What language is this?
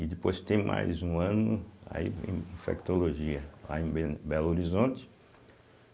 Portuguese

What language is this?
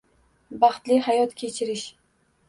Uzbek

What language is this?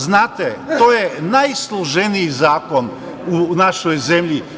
Serbian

